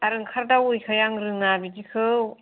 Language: Bodo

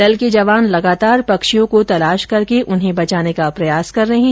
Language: Hindi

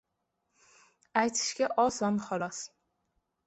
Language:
Uzbek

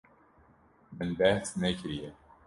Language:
Kurdish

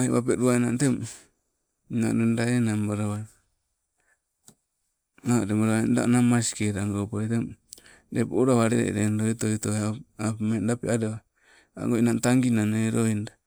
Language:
Sibe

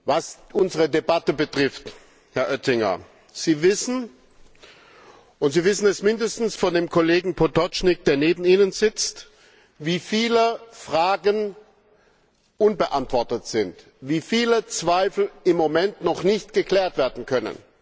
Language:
German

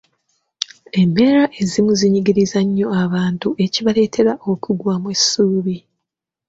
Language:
Ganda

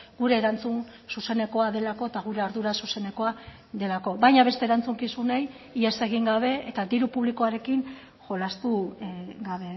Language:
Basque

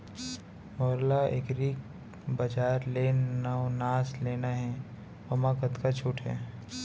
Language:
Chhattisgarhi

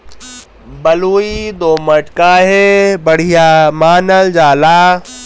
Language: Bhojpuri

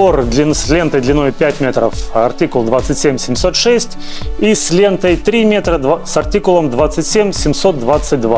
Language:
Russian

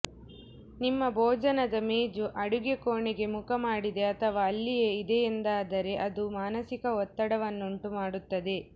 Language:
Kannada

